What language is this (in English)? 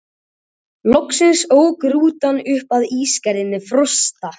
Icelandic